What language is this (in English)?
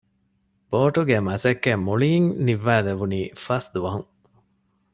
Divehi